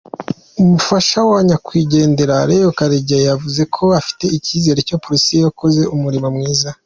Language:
Kinyarwanda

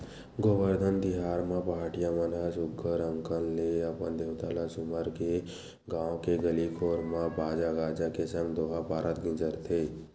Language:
Chhattisgarhi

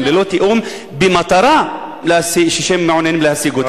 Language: Hebrew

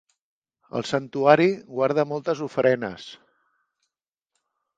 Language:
Catalan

